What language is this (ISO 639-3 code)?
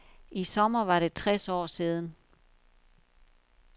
dan